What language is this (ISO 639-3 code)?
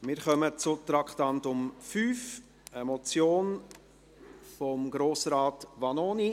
gsw